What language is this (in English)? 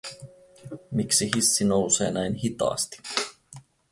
Finnish